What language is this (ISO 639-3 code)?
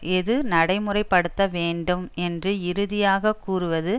tam